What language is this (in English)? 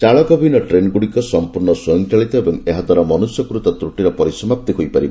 Odia